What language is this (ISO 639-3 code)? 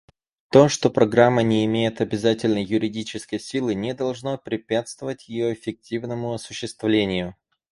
rus